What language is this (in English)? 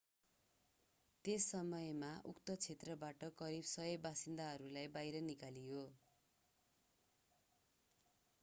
Nepali